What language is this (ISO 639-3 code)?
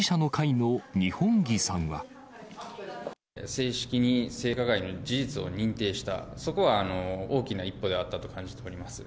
jpn